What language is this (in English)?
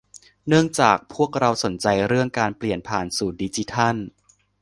Thai